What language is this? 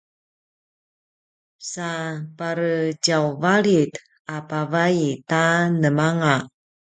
Paiwan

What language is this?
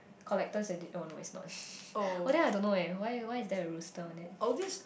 English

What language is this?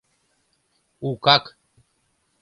Mari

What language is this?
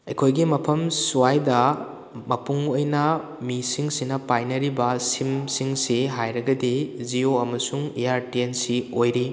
Manipuri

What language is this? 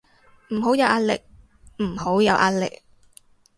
Cantonese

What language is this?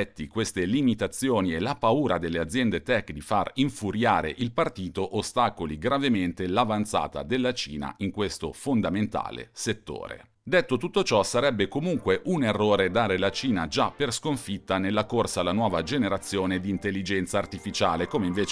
Italian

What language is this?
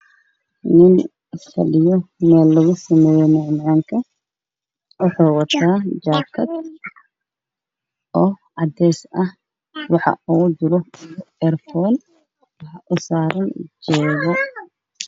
Somali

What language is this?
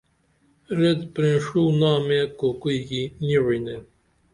Dameli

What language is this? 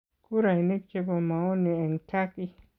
Kalenjin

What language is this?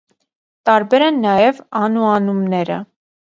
Armenian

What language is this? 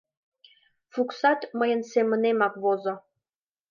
Mari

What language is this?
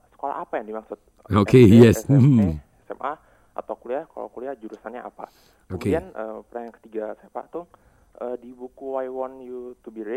Indonesian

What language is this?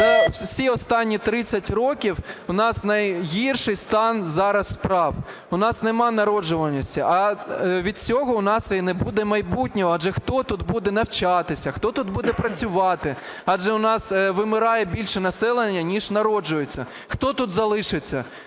Ukrainian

